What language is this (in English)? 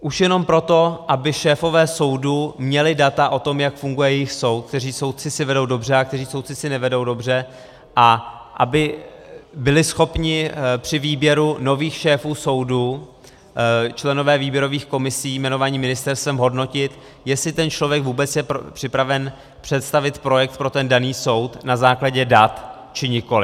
Czech